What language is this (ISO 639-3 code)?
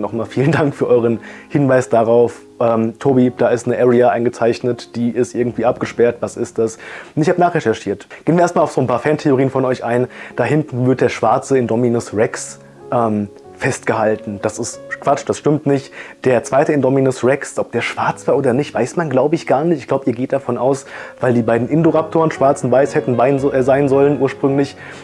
deu